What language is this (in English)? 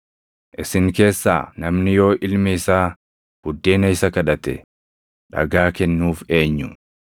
Oromo